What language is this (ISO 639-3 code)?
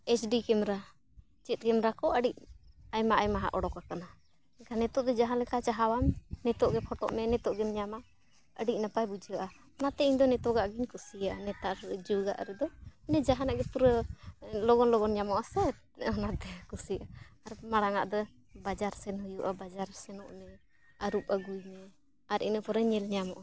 sat